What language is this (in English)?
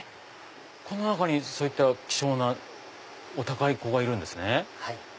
Japanese